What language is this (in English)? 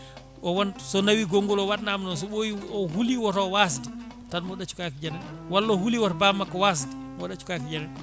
Fula